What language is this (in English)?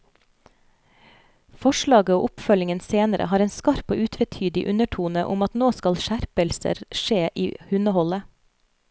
Norwegian